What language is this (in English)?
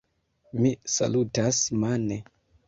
Esperanto